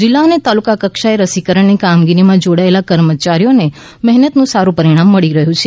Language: Gujarati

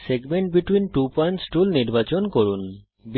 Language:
Bangla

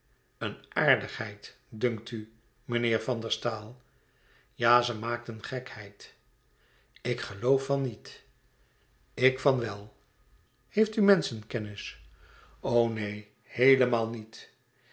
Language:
Dutch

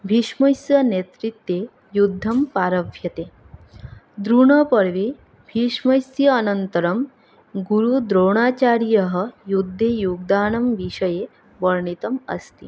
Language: Sanskrit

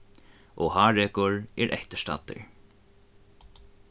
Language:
Faroese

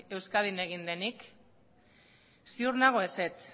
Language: Basque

